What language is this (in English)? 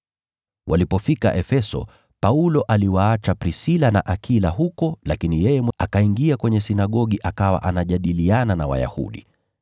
Swahili